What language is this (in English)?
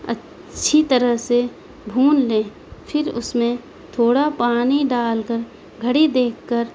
Urdu